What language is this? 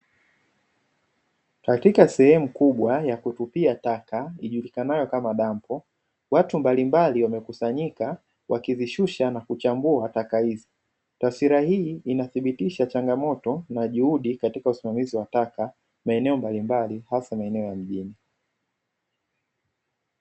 Swahili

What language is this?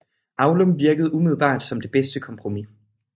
Danish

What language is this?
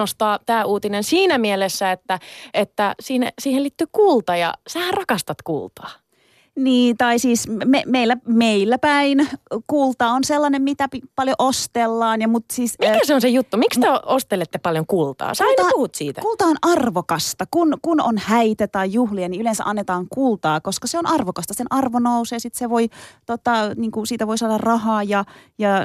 Finnish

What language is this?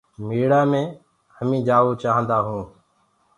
Gurgula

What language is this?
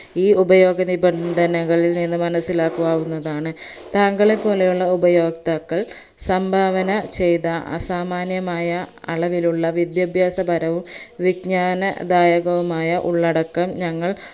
Malayalam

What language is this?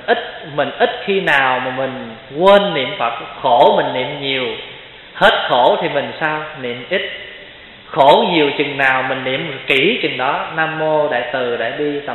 Vietnamese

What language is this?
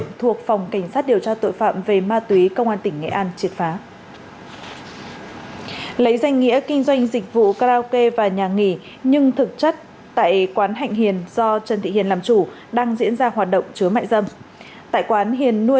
Vietnamese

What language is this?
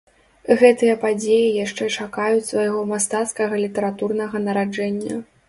Belarusian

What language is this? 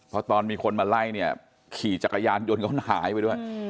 Thai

